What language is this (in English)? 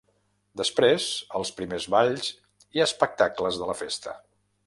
Catalan